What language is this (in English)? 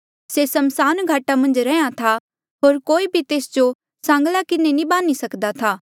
Mandeali